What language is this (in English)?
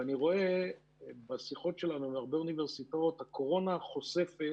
Hebrew